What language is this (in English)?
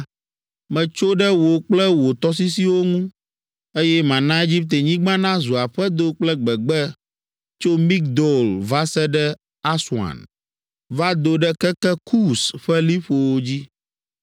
Ewe